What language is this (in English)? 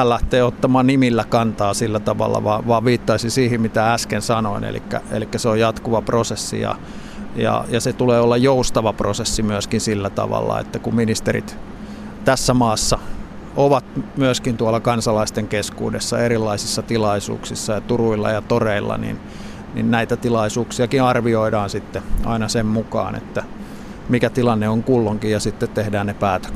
Finnish